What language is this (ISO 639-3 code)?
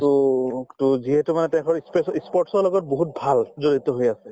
asm